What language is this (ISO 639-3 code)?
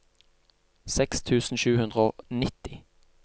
nor